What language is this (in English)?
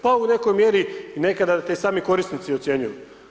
Croatian